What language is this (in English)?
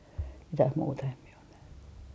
Finnish